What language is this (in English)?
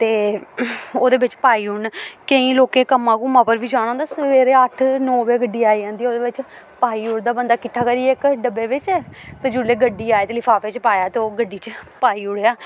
Dogri